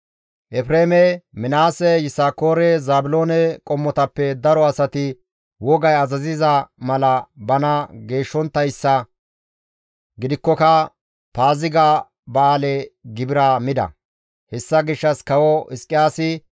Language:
Gamo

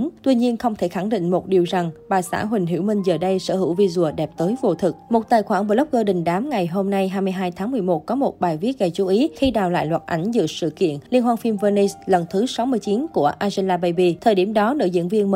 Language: Vietnamese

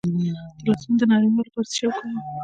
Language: Pashto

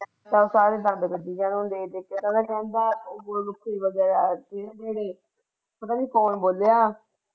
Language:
Punjabi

